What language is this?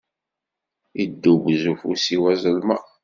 Kabyle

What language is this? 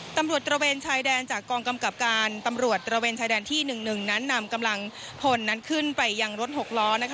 Thai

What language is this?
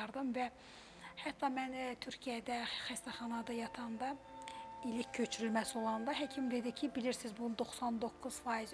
Turkish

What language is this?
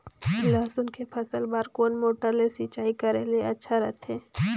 Chhattisgarhi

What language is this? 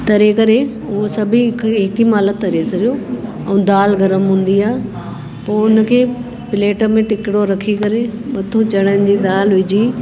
Sindhi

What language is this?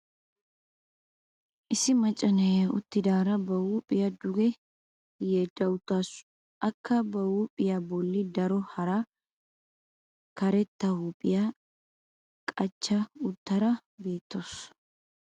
Wolaytta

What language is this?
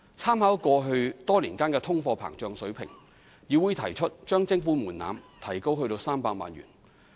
Cantonese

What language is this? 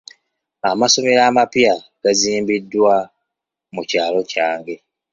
Ganda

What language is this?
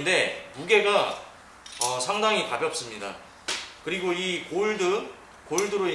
Korean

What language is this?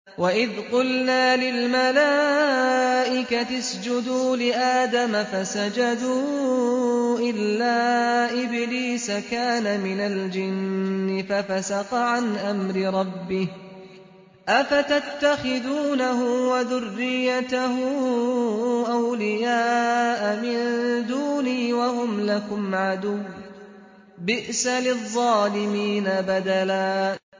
Arabic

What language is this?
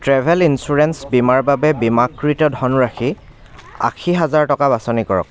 Assamese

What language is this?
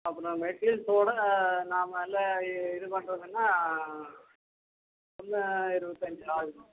Tamil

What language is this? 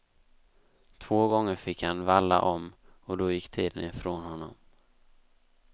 Swedish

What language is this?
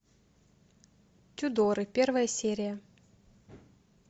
Russian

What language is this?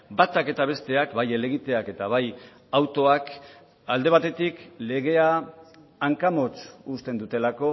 Basque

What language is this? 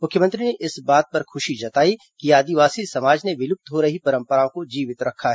Hindi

